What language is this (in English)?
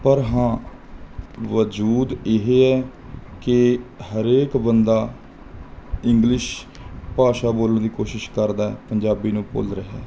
Punjabi